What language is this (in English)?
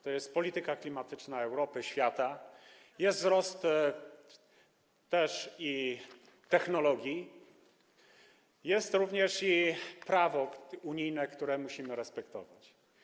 Polish